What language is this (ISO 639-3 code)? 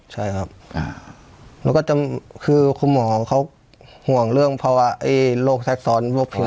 tha